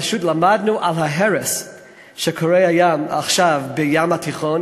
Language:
Hebrew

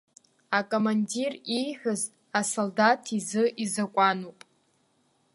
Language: Abkhazian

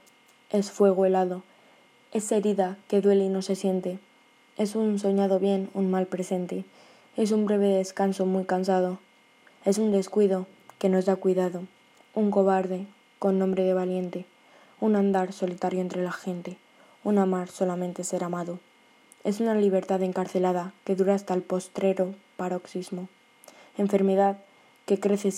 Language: Spanish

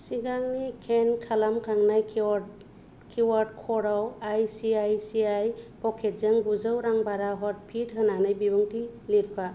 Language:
Bodo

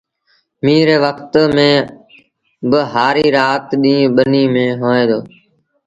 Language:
Sindhi Bhil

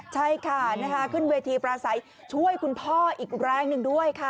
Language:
Thai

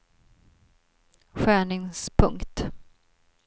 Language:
Swedish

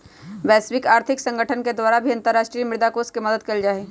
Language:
Magahi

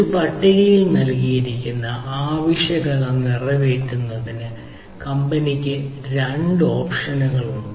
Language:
Malayalam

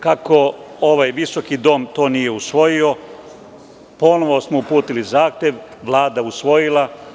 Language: Serbian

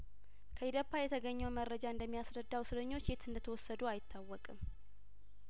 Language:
Amharic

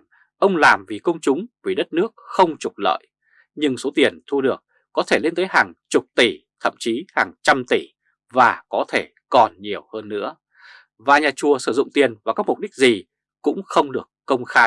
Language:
Vietnamese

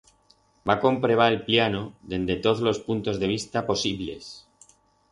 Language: Aragonese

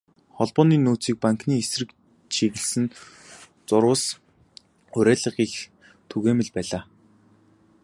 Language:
Mongolian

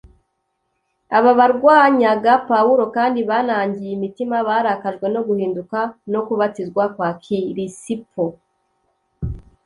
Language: Kinyarwanda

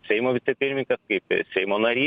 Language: Lithuanian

